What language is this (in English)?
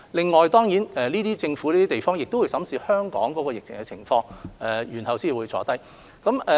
Cantonese